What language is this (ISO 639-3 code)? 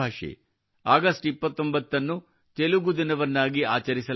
kan